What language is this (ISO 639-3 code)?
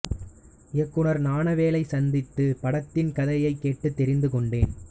tam